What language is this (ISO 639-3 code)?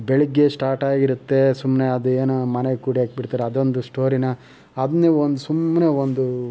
kan